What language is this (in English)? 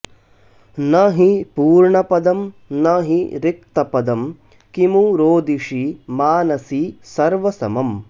Sanskrit